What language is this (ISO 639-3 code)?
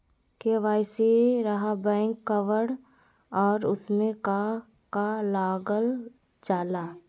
mag